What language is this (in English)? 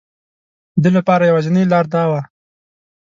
Pashto